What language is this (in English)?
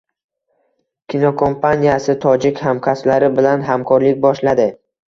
Uzbek